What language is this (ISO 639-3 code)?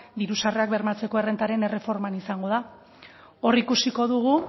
eus